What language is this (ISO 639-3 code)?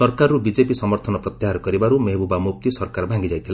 ori